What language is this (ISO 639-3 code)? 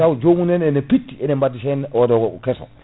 ful